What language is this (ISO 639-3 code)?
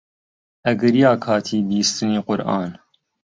ckb